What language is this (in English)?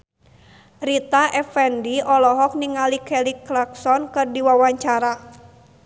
Sundanese